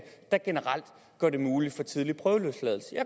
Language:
Danish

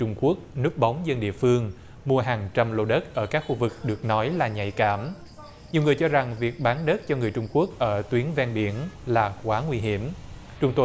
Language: Vietnamese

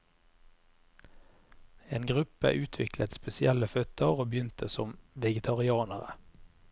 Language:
Norwegian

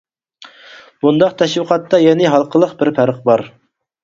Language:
Uyghur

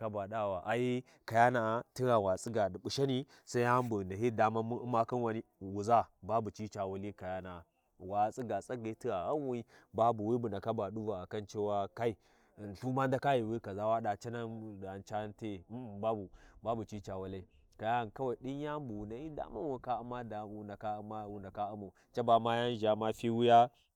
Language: Warji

